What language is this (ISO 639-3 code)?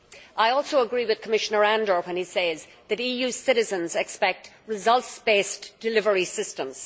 eng